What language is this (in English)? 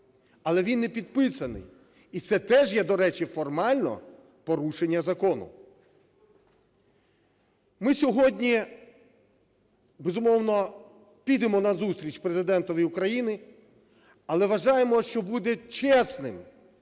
Ukrainian